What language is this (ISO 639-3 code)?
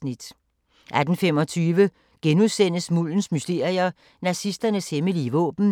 dan